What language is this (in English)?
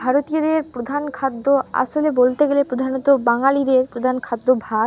Bangla